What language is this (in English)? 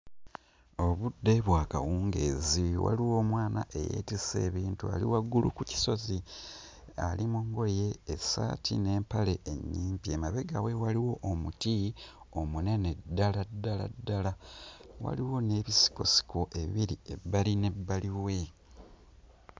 Ganda